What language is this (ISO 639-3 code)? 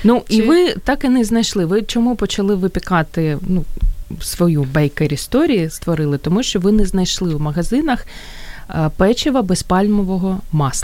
ukr